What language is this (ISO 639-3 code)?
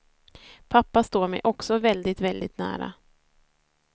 swe